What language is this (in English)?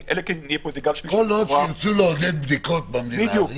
Hebrew